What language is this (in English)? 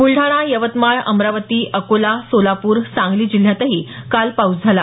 Marathi